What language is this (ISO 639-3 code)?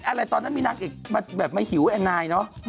tha